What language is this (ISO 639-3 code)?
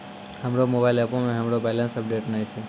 mai